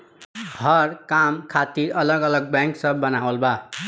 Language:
Bhojpuri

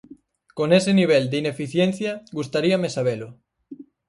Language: Galician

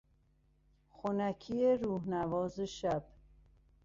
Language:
Persian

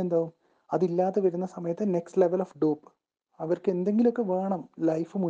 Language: Malayalam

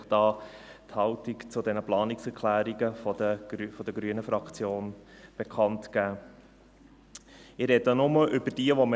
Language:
Swiss German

